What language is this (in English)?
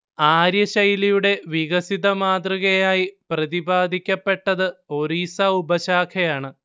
Malayalam